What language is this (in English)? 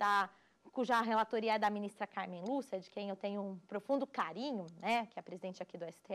Portuguese